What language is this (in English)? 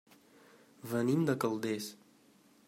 Catalan